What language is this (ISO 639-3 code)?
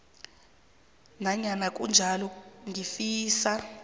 nbl